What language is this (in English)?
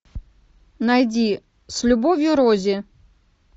Russian